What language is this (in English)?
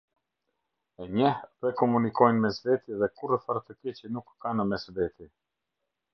Albanian